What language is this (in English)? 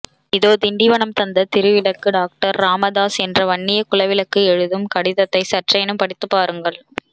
Tamil